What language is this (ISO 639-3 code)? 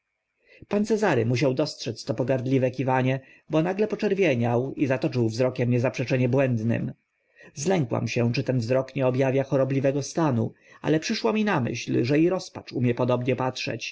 pol